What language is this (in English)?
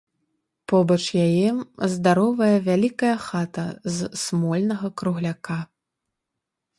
Belarusian